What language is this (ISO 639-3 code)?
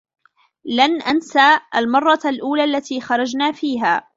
ara